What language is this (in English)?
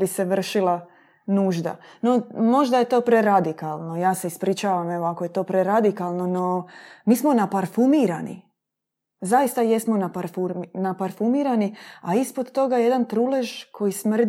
Croatian